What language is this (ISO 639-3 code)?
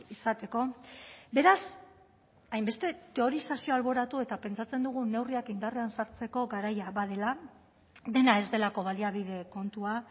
eus